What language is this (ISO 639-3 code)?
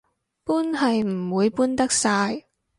yue